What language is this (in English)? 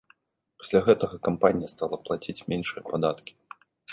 Belarusian